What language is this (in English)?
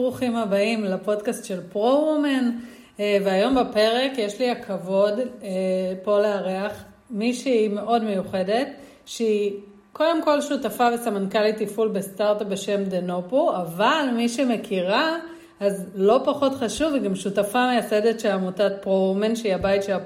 Hebrew